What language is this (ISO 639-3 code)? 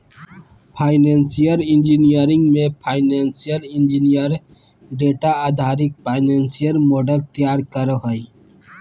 mag